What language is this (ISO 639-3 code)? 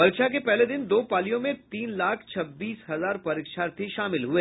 hin